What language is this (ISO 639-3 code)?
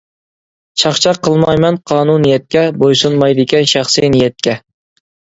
uig